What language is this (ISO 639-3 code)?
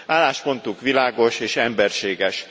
hun